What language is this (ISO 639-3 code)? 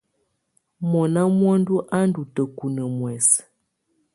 tvu